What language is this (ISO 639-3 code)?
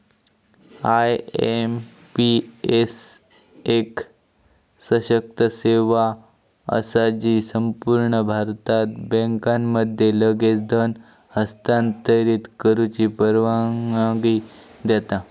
mar